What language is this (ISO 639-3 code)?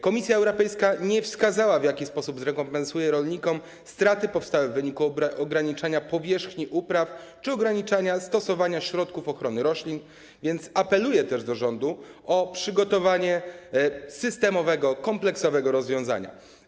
pol